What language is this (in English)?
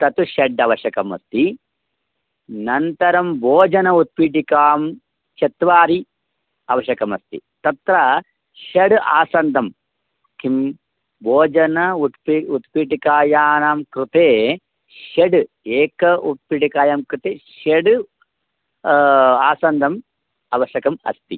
Sanskrit